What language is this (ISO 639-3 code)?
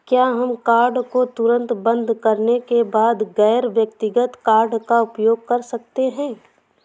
hin